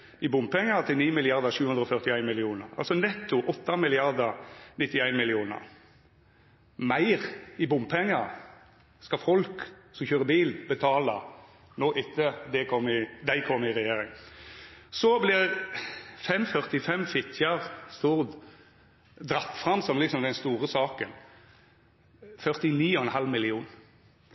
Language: Norwegian Nynorsk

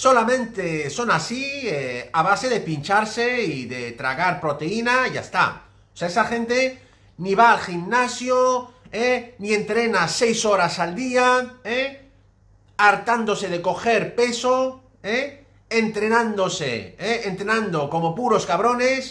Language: Spanish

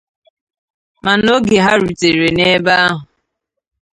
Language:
Igbo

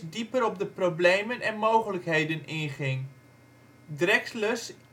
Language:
Dutch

